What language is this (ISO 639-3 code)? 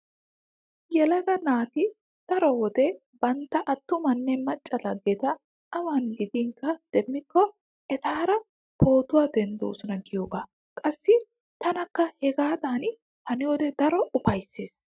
wal